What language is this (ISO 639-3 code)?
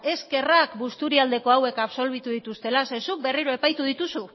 eus